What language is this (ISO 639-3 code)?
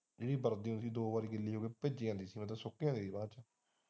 pan